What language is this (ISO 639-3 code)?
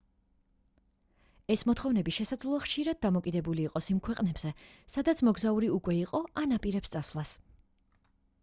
kat